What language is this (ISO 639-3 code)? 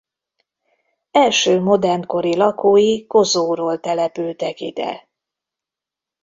hun